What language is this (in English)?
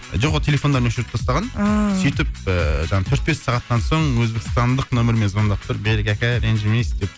Kazakh